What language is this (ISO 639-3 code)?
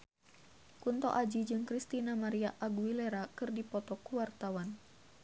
sun